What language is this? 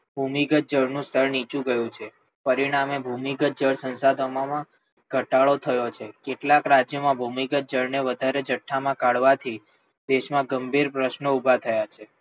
Gujarati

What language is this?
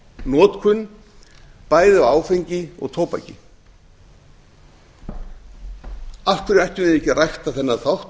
Icelandic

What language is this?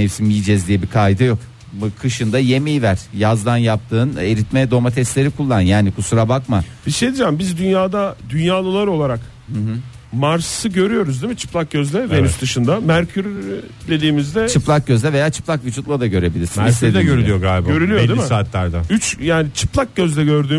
Turkish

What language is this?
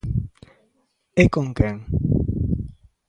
Galician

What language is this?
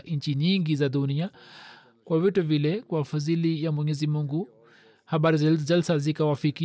Swahili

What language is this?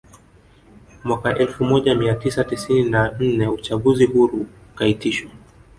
Swahili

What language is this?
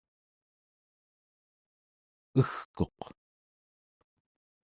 Central Yupik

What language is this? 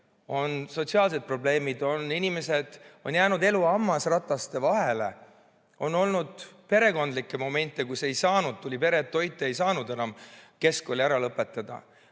Estonian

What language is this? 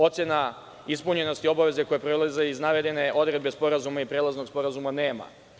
Serbian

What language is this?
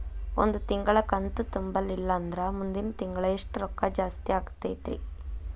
Kannada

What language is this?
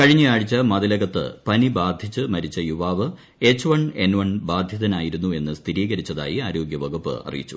Malayalam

